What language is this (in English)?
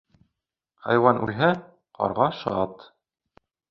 Bashkir